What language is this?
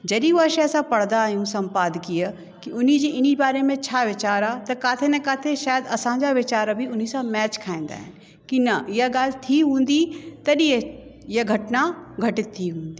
Sindhi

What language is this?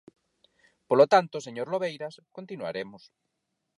Galician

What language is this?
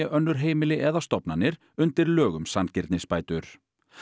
Icelandic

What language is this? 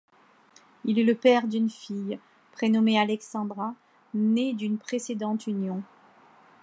French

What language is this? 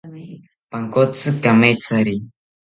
South Ucayali Ashéninka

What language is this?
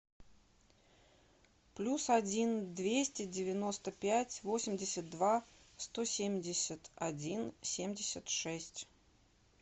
Russian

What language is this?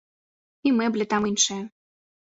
Belarusian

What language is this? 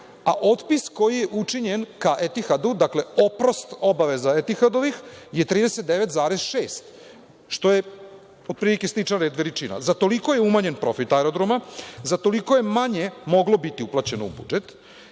Serbian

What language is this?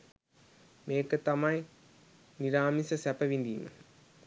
Sinhala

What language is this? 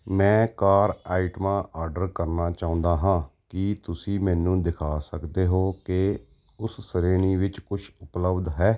Punjabi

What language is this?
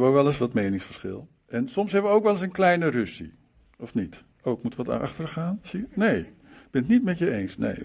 Dutch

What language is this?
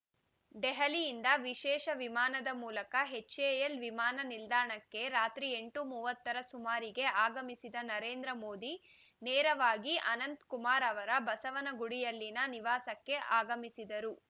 Kannada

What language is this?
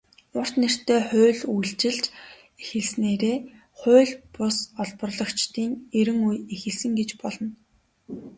Mongolian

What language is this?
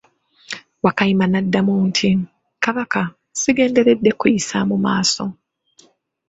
Ganda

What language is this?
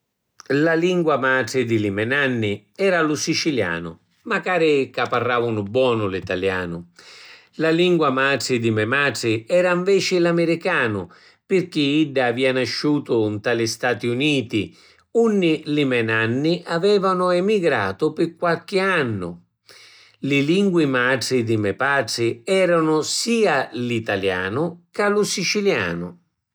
Sicilian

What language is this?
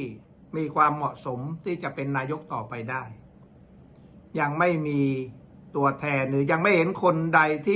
Thai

